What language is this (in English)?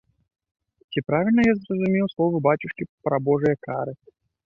Belarusian